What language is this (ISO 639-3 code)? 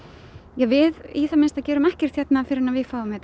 isl